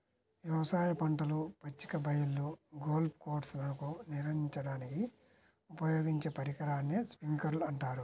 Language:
Telugu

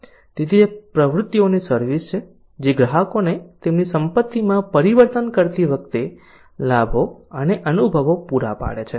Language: Gujarati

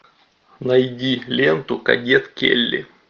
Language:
Russian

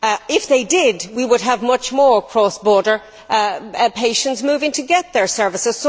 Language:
English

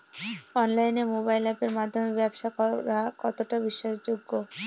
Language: Bangla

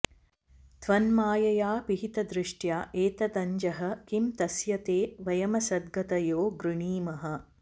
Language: Sanskrit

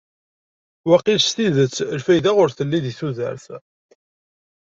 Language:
Kabyle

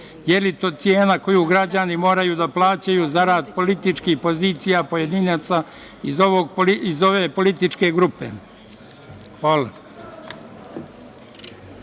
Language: Serbian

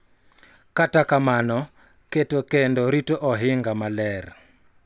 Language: Luo (Kenya and Tanzania)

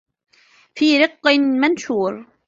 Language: Arabic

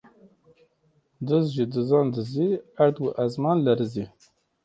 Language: Kurdish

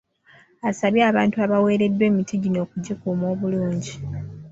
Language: Ganda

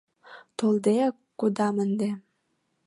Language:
Mari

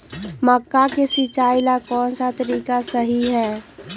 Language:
Magahi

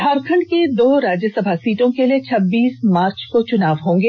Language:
Hindi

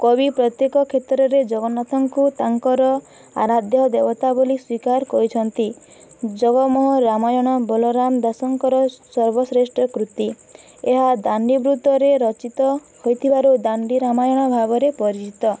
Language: Odia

